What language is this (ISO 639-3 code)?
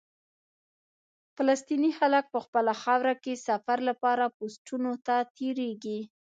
pus